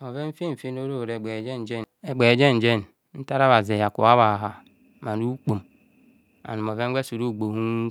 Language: Kohumono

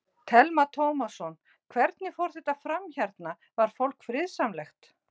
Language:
Icelandic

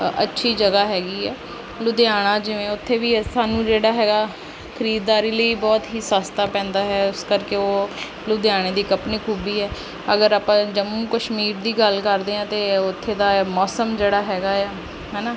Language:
Punjabi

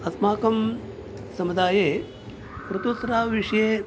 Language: Sanskrit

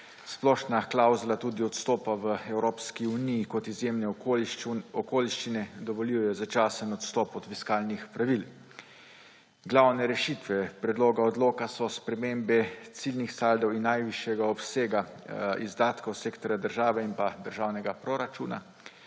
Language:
Slovenian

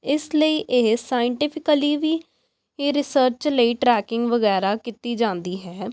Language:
Punjabi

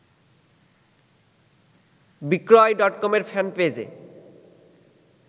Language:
Bangla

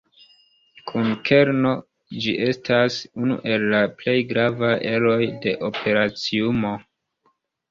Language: Esperanto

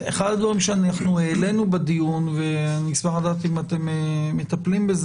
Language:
Hebrew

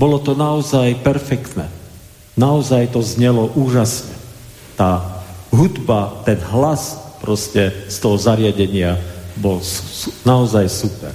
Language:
Slovak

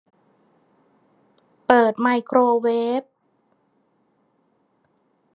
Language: Thai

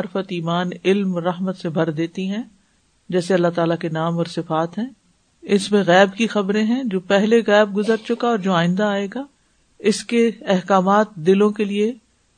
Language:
Urdu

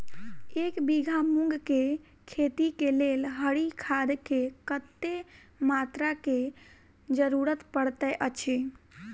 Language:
Maithili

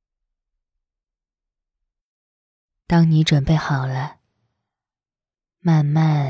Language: Chinese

